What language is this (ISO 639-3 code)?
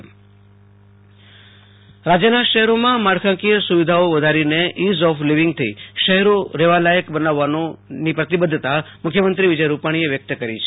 guj